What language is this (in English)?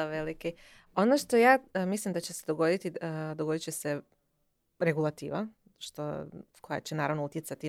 Croatian